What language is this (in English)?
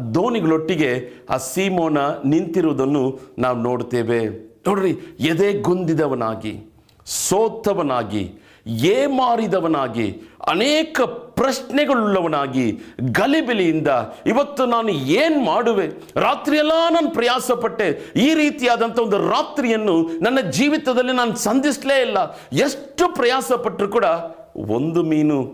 Kannada